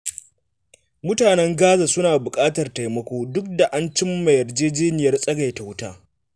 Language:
Hausa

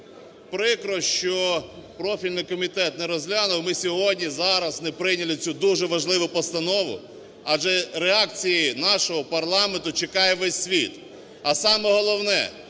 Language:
Ukrainian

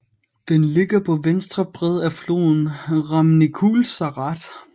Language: Danish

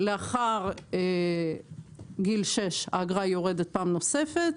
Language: Hebrew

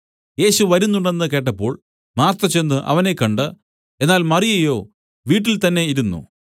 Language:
Malayalam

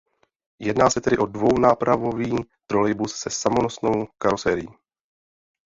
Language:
Czech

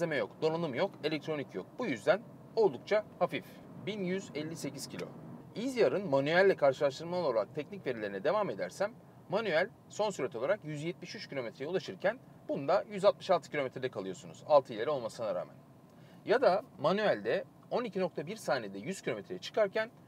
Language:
Turkish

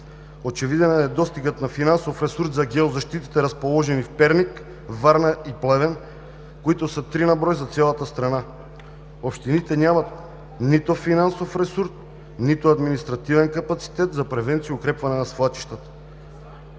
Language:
Bulgarian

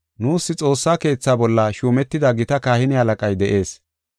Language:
Gofa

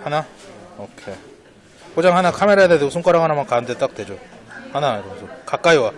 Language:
Korean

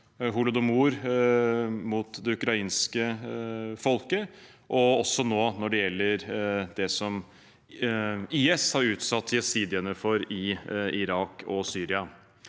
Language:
Norwegian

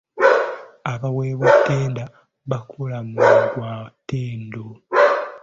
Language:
Ganda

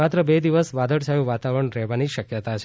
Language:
Gujarati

